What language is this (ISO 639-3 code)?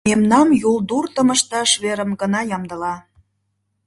chm